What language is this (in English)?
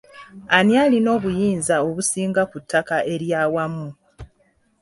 Ganda